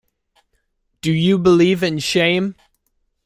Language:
English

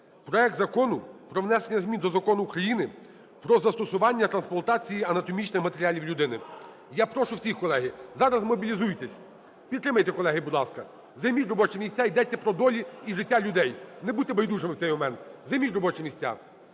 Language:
Ukrainian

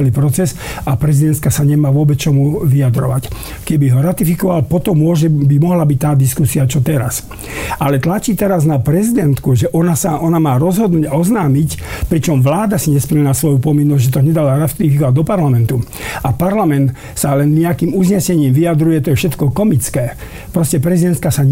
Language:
Slovak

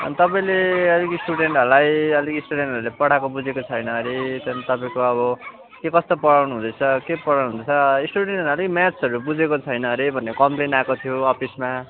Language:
Nepali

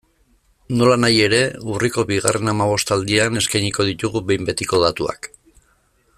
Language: Basque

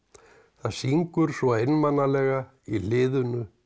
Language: Icelandic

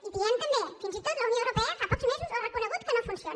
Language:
Catalan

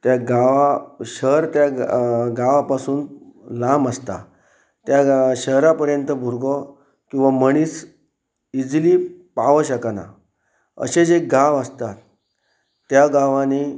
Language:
Konkani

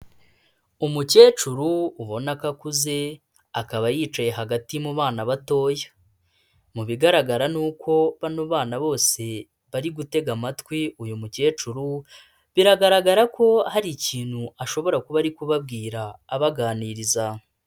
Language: Kinyarwanda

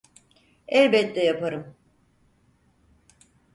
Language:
Turkish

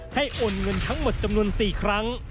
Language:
Thai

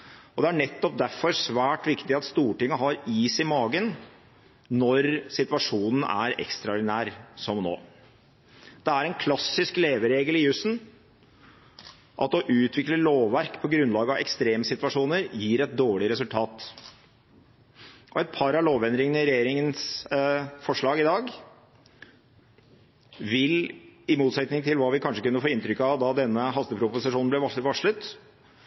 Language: Norwegian Bokmål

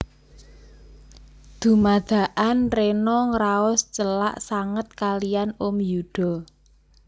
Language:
Javanese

